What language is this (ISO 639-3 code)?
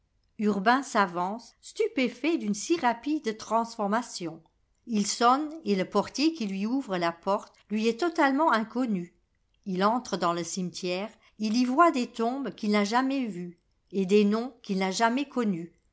fra